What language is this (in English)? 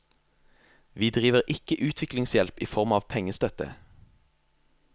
Norwegian